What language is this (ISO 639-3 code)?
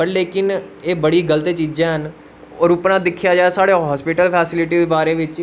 doi